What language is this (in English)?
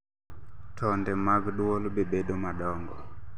Luo (Kenya and Tanzania)